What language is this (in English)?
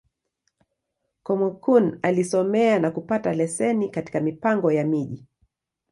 Swahili